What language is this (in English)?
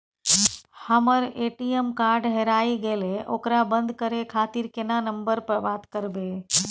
Maithili